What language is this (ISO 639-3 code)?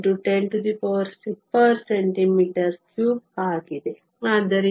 kan